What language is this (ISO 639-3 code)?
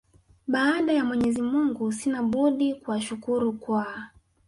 swa